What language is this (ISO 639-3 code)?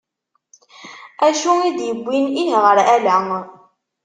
kab